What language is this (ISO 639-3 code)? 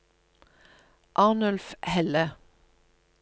nor